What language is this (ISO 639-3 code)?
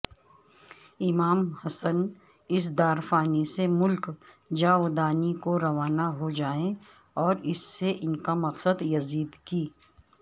urd